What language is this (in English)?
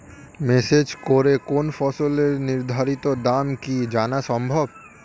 Bangla